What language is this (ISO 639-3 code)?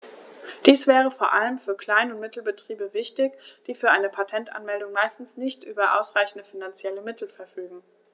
deu